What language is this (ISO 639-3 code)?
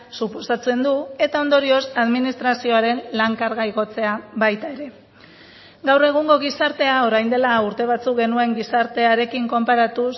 eus